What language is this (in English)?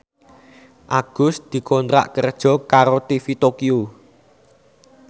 Javanese